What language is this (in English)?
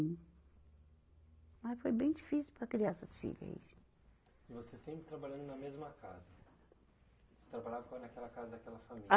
Portuguese